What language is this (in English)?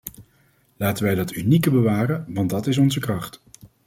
Dutch